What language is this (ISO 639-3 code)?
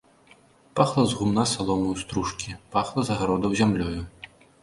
bel